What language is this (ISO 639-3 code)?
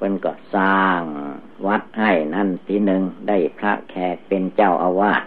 tha